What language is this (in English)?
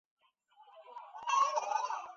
Chinese